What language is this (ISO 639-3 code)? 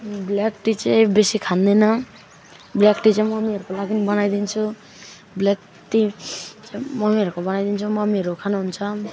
nep